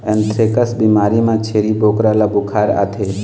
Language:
Chhattisgarhi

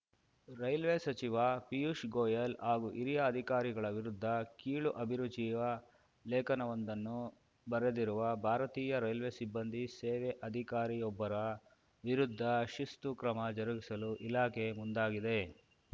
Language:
Kannada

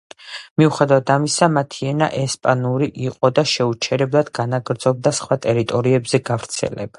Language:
Georgian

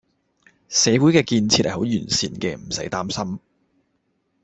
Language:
Cantonese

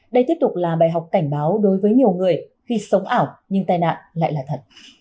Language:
Vietnamese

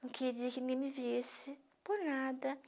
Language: Portuguese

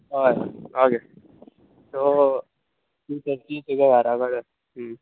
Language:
Konkani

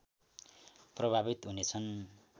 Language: Nepali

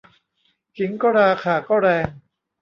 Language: Thai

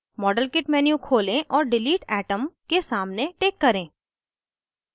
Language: Hindi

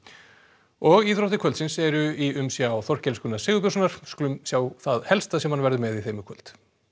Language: Icelandic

